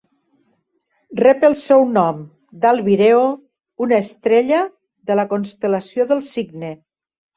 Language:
Catalan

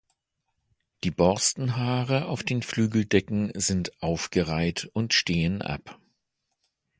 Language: German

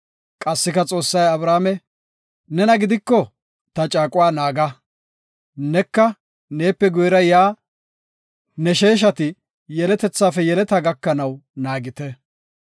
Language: Gofa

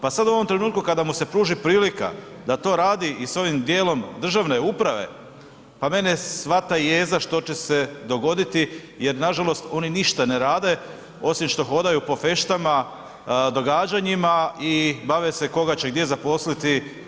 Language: Croatian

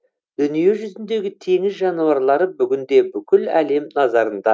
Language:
Kazakh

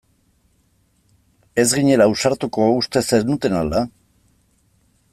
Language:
Basque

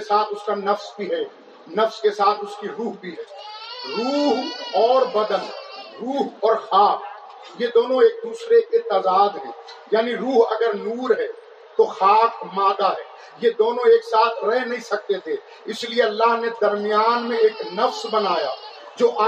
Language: Urdu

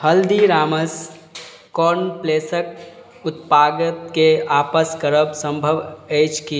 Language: Maithili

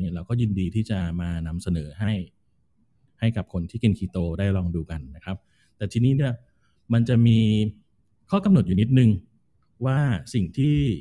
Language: Thai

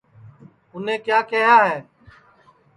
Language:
Sansi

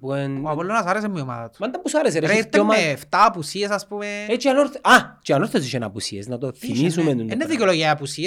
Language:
Greek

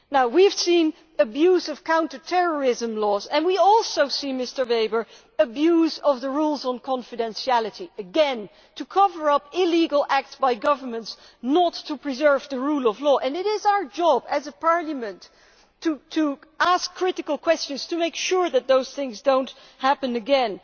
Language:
English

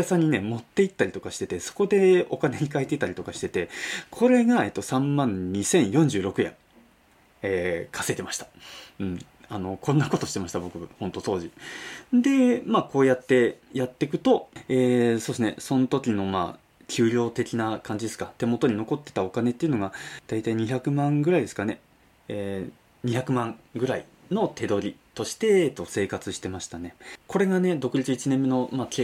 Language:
Japanese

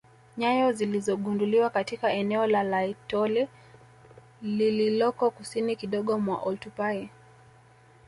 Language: Swahili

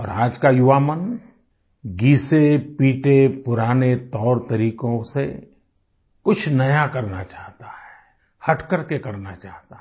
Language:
Hindi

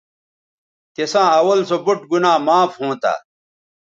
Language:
Bateri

